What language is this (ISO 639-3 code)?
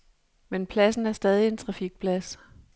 dan